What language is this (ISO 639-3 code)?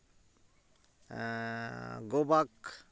sat